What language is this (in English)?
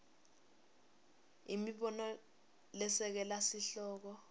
Swati